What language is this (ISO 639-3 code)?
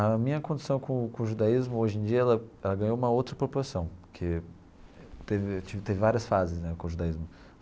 por